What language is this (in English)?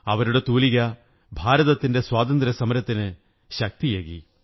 Malayalam